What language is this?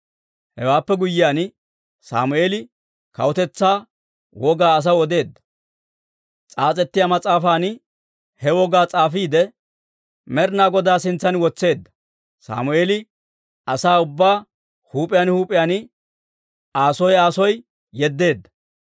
Dawro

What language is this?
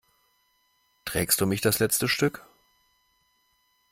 German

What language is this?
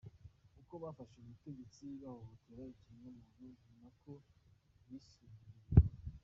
Kinyarwanda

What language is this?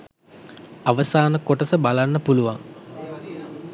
Sinhala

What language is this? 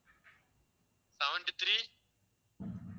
Tamil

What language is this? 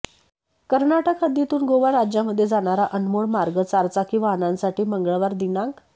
Marathi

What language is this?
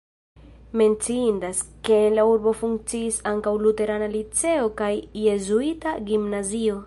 Esperanto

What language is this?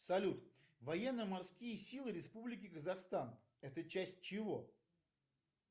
Russian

